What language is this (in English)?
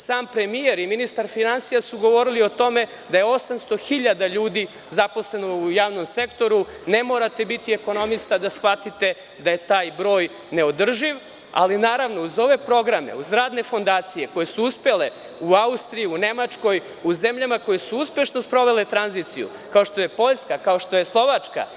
Serbian